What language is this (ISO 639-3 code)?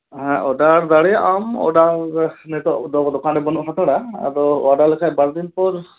sat